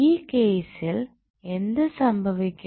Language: Malayalam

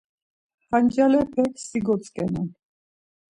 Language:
Laz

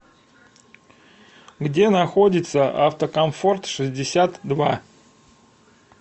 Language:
Russian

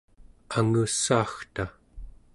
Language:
Central Yupik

